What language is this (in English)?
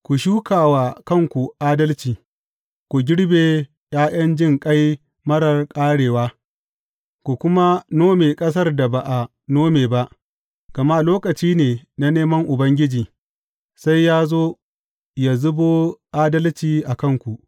Hausa